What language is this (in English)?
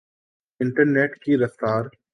Urdu